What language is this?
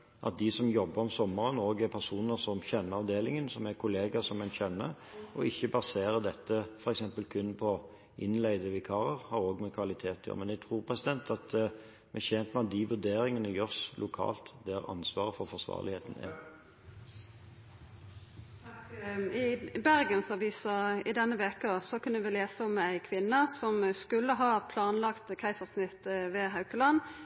Norwegian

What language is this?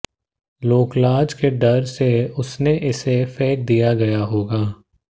Hindi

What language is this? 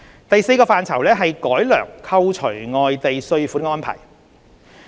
Cantonese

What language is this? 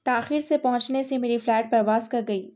Urdu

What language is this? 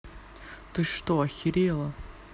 Russian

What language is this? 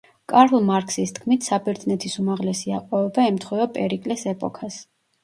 Georgian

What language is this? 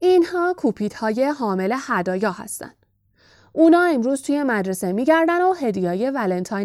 Persian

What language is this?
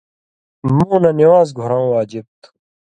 Indus Kohistani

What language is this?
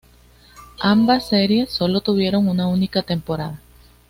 Spanish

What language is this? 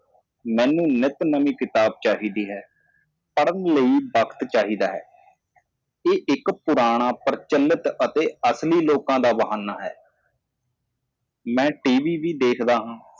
Punjabi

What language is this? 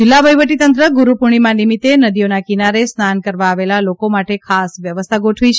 Gujarati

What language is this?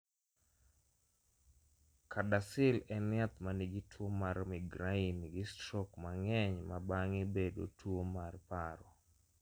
Luo (Kenya and Tanzania)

